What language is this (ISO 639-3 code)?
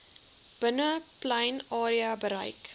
afr